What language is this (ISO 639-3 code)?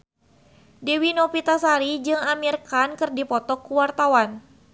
sun